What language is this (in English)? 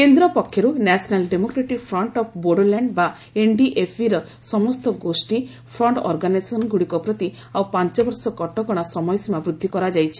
Odia